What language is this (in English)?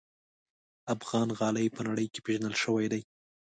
Pashto